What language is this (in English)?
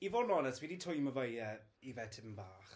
Welsh